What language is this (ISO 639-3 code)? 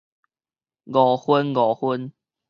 nan